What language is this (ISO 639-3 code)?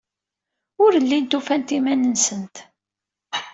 kab